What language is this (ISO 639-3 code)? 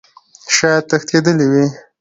pus